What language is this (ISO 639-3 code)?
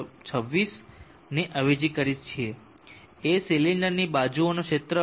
guj